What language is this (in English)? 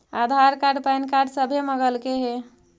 Magahi